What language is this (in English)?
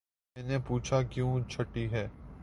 Urdu